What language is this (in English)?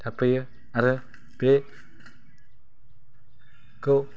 Bodo